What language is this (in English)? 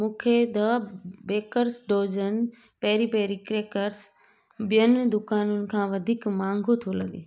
Sindhi